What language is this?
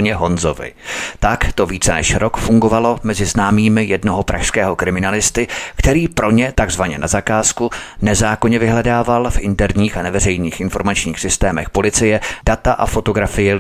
Czech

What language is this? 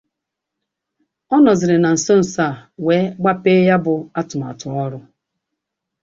Igbo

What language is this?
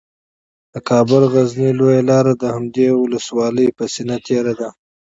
Pashto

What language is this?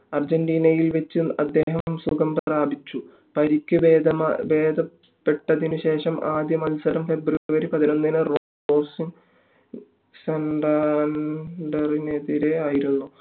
Malayalam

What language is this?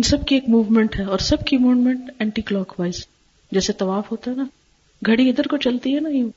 Urdu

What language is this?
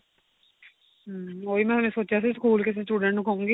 Punjabi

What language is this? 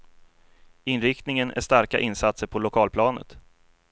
Swedish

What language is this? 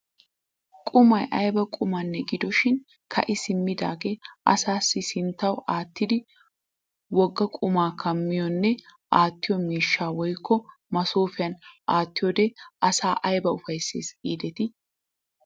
Wolaytta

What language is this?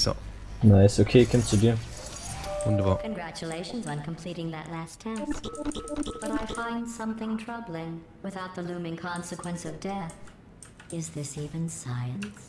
German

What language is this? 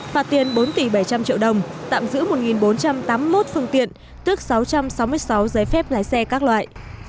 Vietnamese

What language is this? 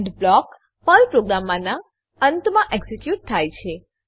Gujarati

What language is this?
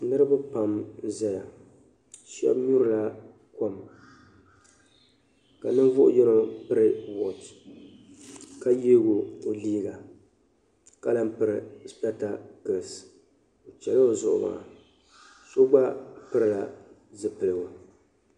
Dagbani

